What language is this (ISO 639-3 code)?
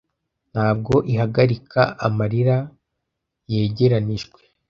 kin